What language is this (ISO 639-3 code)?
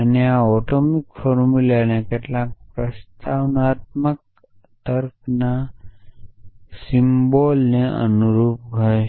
guj